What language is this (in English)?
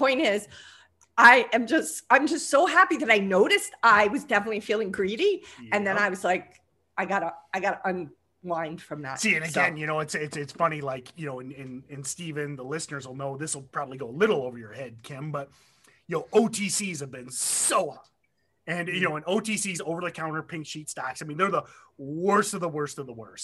English